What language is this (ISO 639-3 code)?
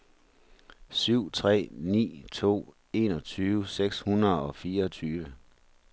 dan